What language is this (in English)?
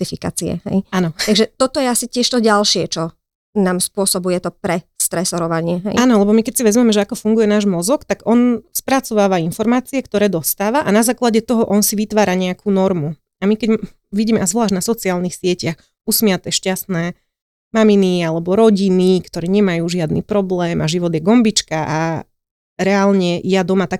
Slovak